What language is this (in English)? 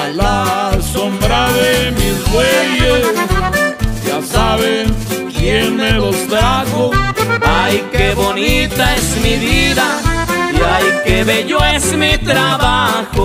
Spanish